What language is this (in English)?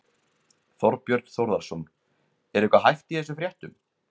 Icelandic